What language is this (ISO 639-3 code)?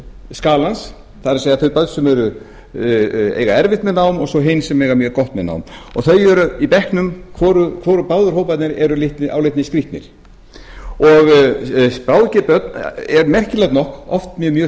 isl